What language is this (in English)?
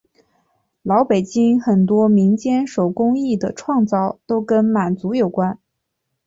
Chinese